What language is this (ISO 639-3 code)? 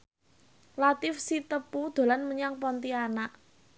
jav